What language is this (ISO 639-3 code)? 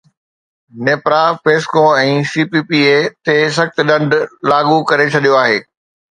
snd